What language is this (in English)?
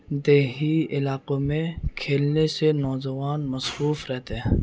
Urdu